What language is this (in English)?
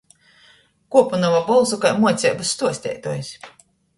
Latgalian